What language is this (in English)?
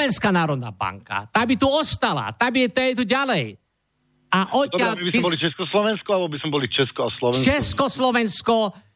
Slovak